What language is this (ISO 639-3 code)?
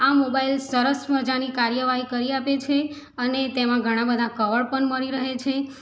guj